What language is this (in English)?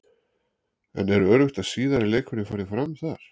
Icelandic